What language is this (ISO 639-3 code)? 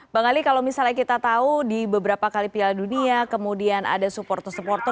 ind